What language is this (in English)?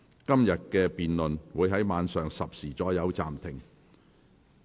Cantonese